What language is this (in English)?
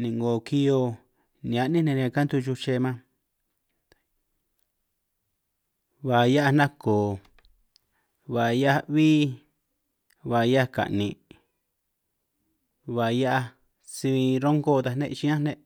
San Martín Itunyoso Triqui